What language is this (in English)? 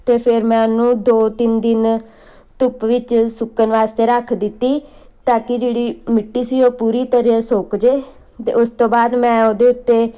Punjabi